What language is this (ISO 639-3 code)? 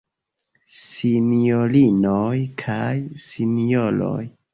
epo